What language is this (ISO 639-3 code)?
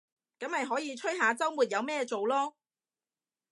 yue